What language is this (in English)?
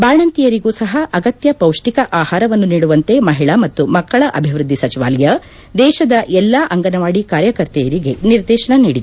Kannada